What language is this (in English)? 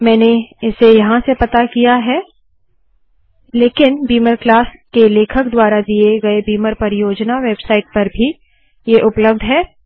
Hindi